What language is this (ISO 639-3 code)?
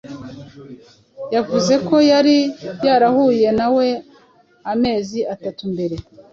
kin